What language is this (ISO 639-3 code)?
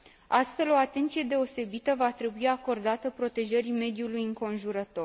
ron